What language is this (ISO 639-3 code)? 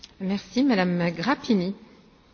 ron